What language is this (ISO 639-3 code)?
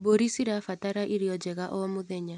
kik